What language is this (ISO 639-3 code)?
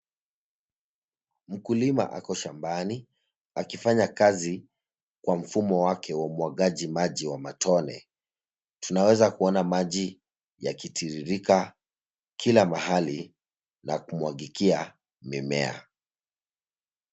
swa